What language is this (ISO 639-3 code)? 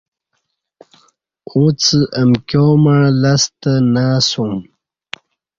bsh